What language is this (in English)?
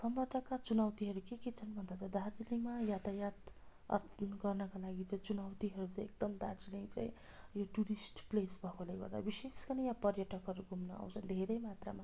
Nepali